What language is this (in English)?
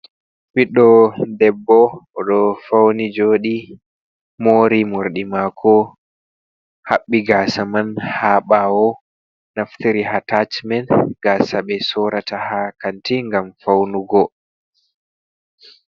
Fula